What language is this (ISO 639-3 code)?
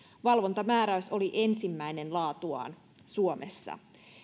fin